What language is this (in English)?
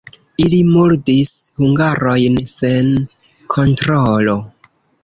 Esperanto